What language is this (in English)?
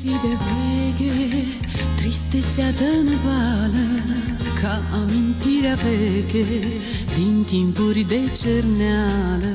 Romanian